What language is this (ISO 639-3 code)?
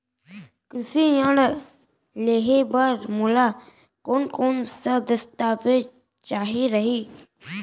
hne